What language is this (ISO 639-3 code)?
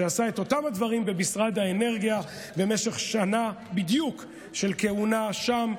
heb